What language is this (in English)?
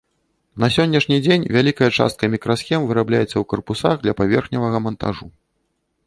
Belarusian